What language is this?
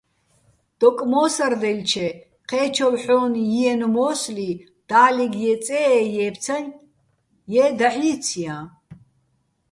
Bats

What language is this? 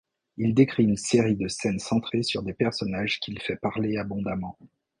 French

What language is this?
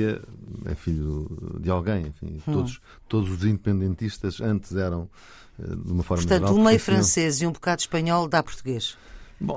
Portuguese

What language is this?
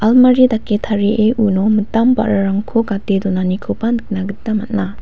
Garo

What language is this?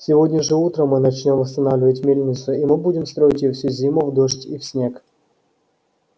Russian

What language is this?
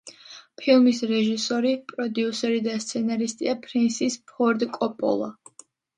Georgian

